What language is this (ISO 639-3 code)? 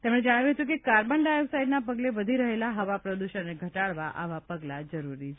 guj